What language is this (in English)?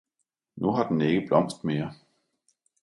Danish